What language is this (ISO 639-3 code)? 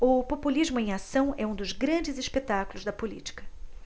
por